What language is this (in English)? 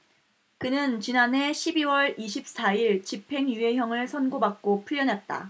Korean